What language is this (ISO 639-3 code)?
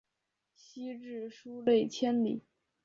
zho